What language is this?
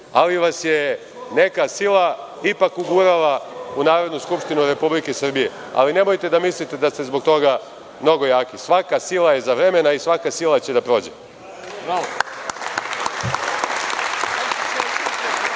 Serbian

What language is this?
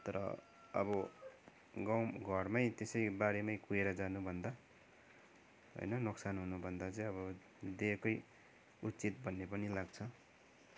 Nepali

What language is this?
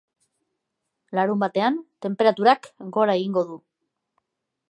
Basque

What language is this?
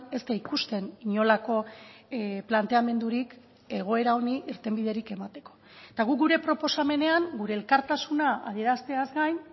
Basque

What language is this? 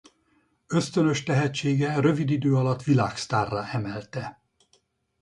Hungarian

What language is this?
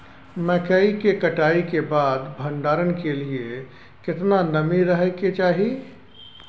Maithili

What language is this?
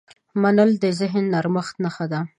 Pashto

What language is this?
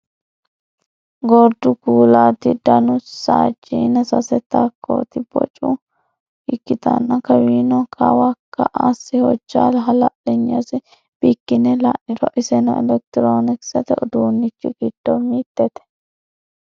Sidamo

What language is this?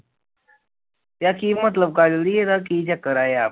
Punjabi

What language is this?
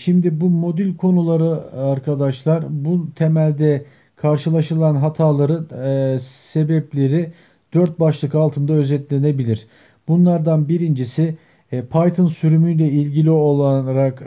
Turkish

